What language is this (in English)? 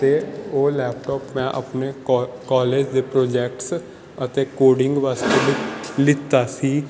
Punjabi